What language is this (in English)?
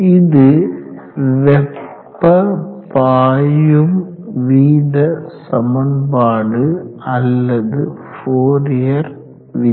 Tamil